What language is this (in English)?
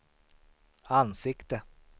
Swedish